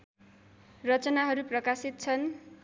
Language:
Nepali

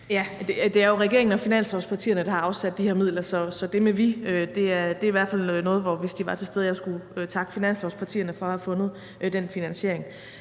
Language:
Danish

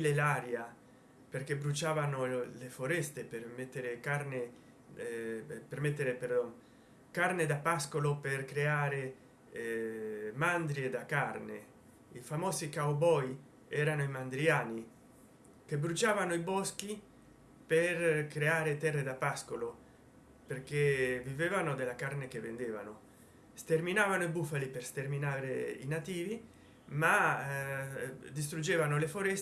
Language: Italian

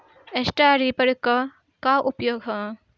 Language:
Bhojpuri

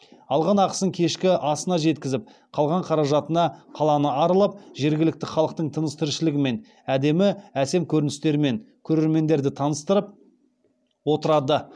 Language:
Kazakh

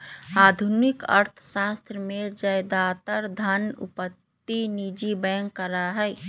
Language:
Magahi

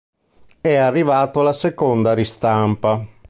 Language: Italian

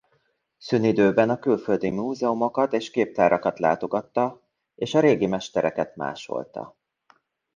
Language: Hungarian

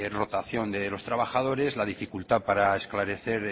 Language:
Spanish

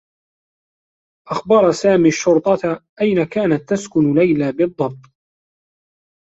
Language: Arabic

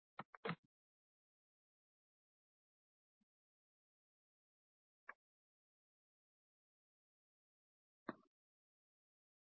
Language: Marathi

